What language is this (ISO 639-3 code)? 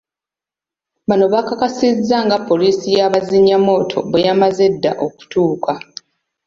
lug